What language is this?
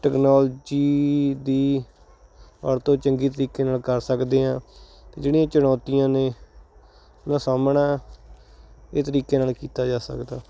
Punjabi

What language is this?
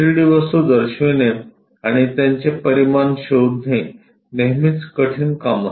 Marathi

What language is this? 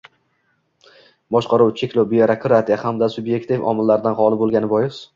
Uzbek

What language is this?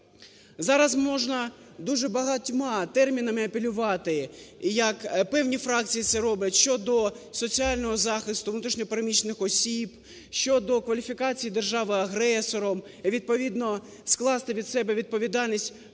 Ukrainian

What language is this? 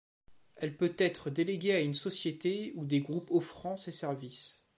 French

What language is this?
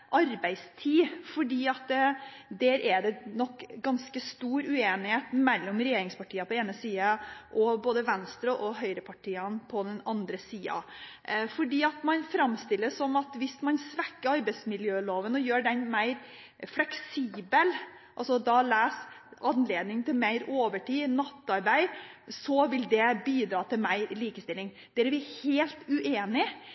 Norwegian Bokmål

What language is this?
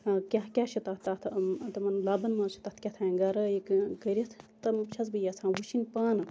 Kashmiri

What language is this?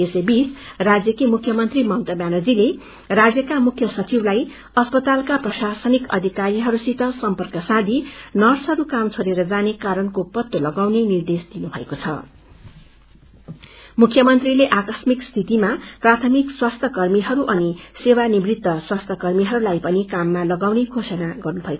Nepali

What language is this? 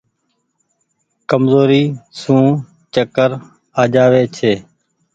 Goaria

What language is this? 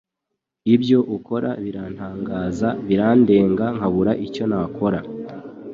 Kinyarwanda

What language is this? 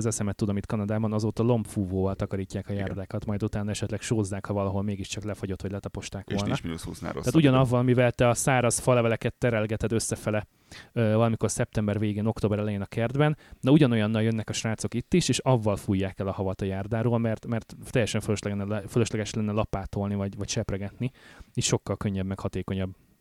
Hungarian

